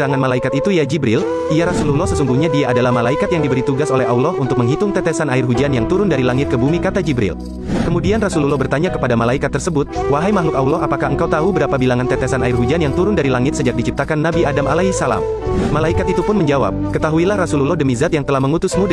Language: Indonesian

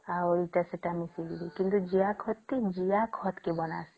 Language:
Odia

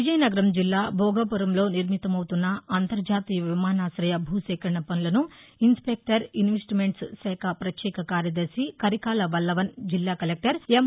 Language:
Telugu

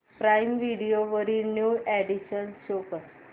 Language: Marathi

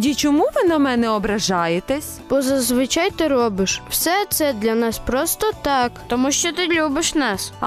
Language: Ukrainian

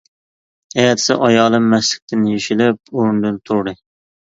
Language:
Uyghur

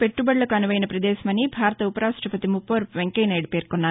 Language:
Telugu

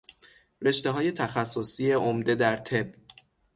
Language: Persian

